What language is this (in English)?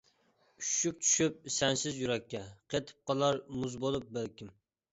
Uyghur